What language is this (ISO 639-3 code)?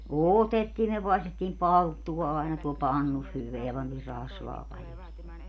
fin